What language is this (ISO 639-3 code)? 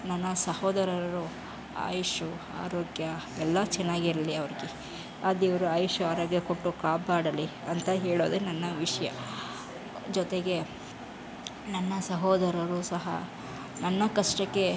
kan